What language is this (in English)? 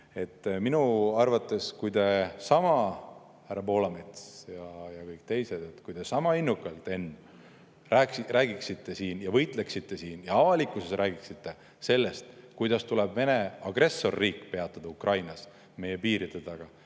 Estonian